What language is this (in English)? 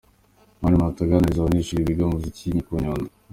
Kinyarwanda